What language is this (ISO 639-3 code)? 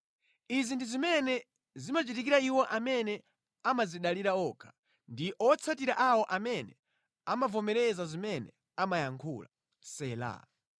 nya